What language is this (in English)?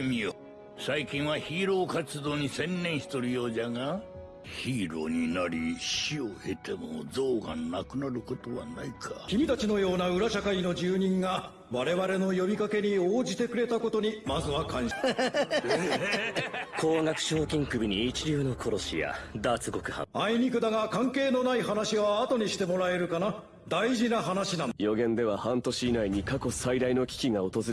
Japanese